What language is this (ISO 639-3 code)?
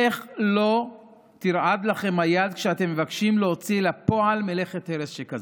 heb